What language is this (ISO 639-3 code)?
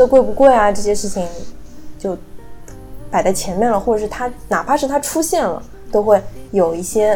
zho